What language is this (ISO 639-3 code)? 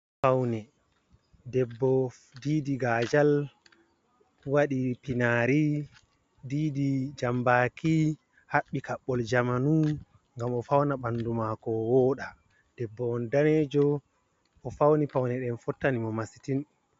ful